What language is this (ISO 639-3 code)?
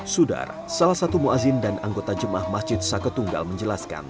ind